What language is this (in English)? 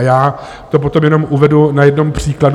Czech